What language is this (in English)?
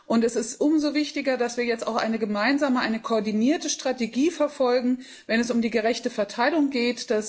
German